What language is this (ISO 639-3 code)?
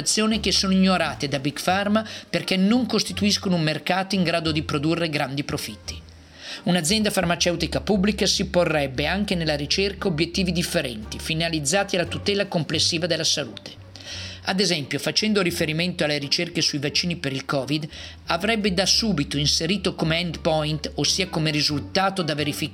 ita